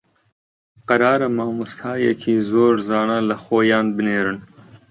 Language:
Central Kurdish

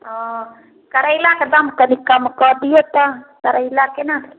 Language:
Maithili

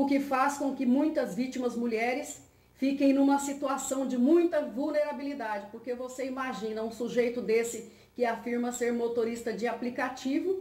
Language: Portuguese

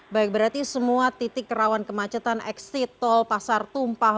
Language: Indonesian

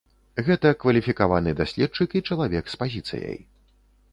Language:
Belarusian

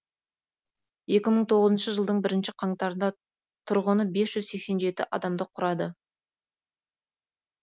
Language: Kazakh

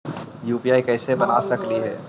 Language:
Magahi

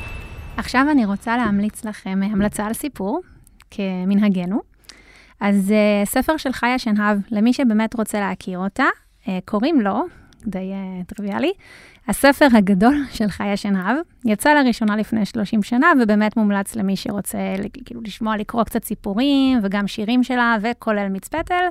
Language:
Hebrew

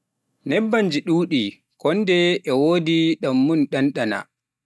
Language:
Pular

